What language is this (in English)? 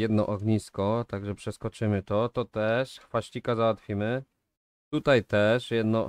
Polish